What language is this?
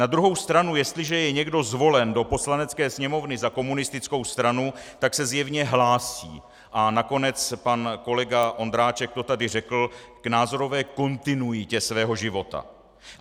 Czech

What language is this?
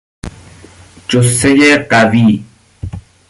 Persian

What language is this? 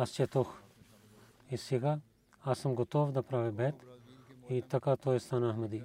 Bulgarian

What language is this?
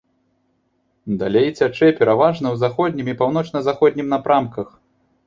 Belarusian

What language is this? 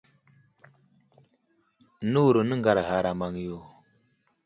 Wuzlam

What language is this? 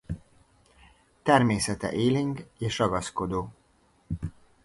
Hungarian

